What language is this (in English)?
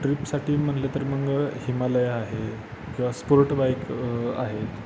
Marathi